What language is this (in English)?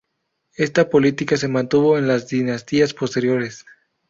Spanish